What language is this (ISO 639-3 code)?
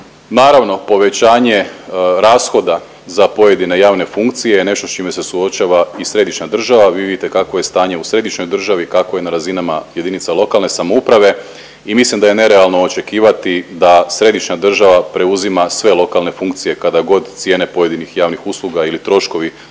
hrv